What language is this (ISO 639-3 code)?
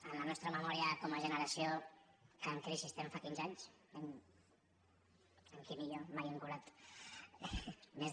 cat